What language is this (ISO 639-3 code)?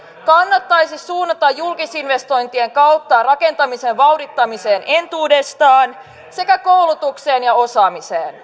fin